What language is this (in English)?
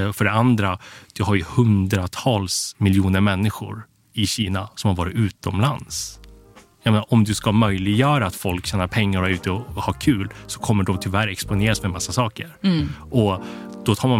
Swedish